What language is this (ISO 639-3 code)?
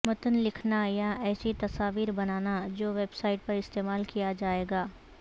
urd